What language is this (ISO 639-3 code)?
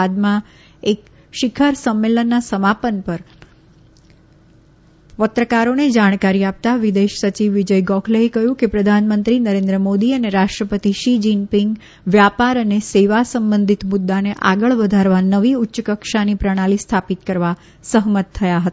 guj